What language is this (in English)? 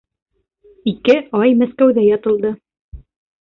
Bashkir